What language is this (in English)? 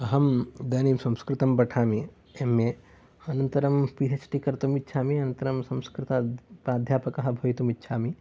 Sanskrit